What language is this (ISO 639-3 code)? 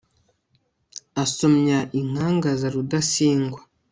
kin